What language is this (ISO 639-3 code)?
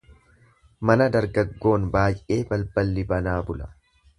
orm